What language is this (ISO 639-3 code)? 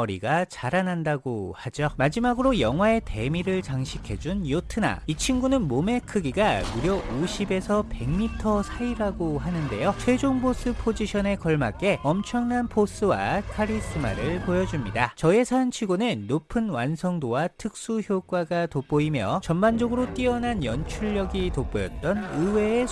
kor